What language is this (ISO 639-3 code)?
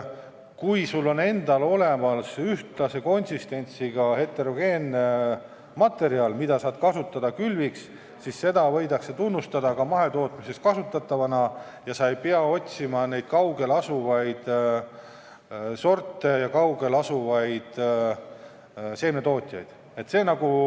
est